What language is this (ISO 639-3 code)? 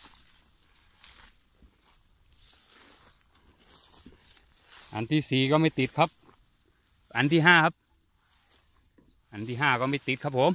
tha